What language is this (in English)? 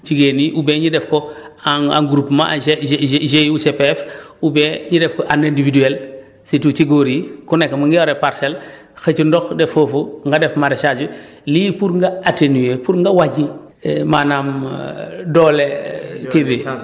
Wolof